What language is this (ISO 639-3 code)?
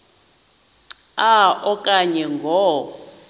xho